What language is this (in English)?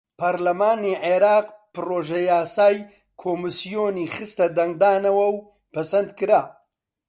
Central Kurdish